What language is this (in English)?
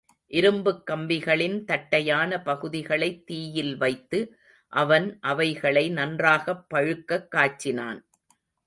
Tamil